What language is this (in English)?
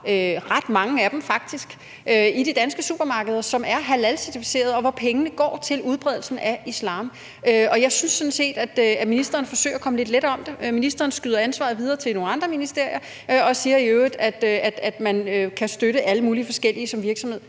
Danish